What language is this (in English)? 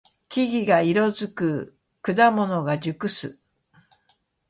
Japanese